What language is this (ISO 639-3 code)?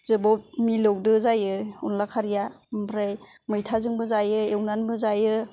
brx